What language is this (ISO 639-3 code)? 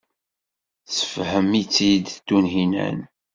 kab